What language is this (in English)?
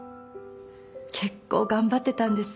Japanese